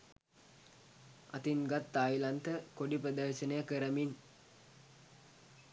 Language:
Sinhala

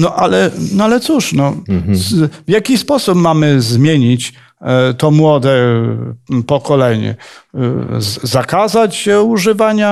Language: Polish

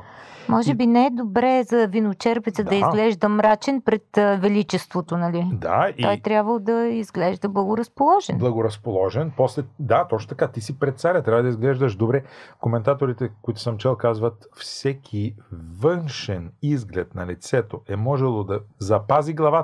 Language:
Bulgarian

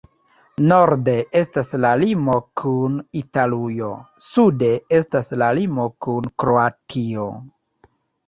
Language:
Esperanto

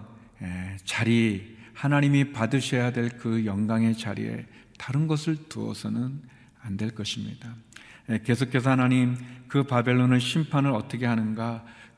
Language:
Korean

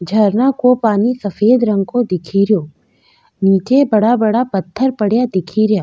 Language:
Rajasthani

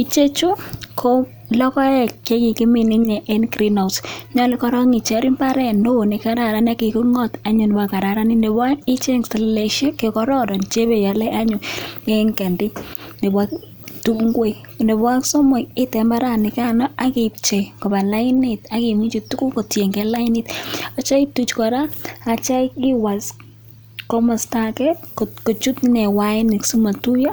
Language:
Kalenjin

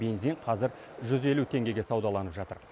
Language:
Kazakh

